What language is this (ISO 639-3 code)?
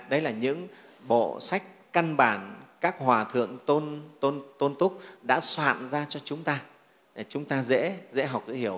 vie